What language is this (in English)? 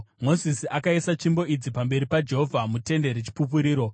Shona